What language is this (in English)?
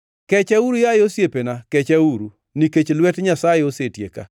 Luo (Kenya and Tanzania)